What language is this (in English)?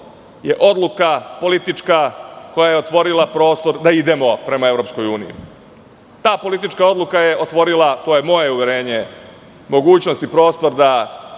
Serbian